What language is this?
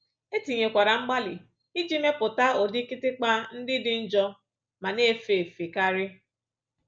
Igbo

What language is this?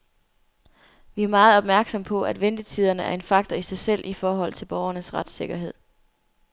Danish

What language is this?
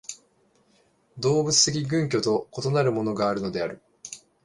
Japanese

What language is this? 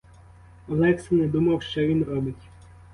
Ukrainian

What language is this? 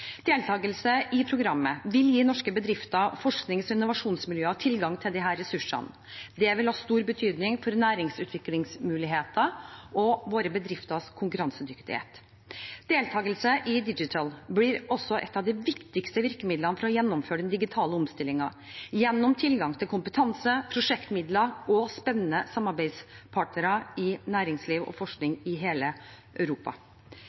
Norwegian Bokmål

